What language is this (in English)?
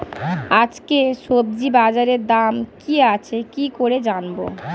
Bangla